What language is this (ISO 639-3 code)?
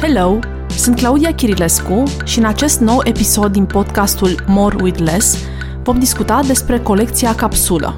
ron